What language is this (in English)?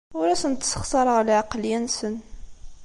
Kabyle